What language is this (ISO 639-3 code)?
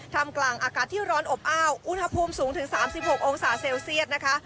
tha